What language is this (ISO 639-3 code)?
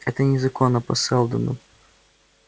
rus